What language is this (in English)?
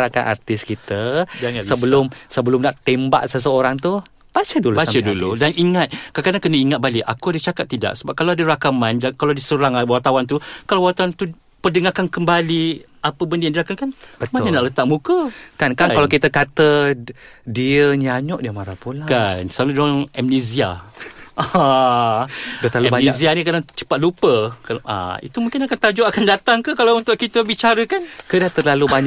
Malay